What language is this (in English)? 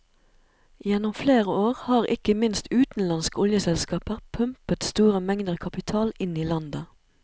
Norwegian